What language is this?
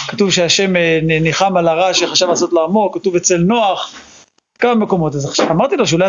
Hebrew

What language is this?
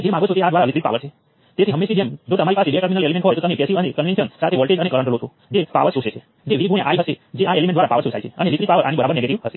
Gujarati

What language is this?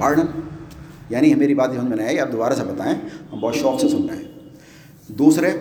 Urdu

